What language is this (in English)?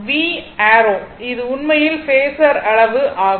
Tamil